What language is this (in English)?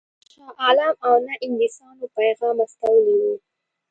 Pashto